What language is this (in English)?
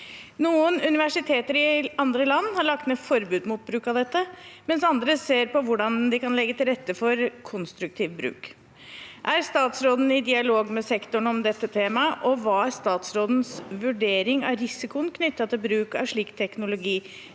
Norwegian